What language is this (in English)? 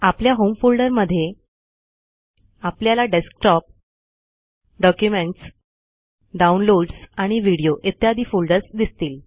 Marathi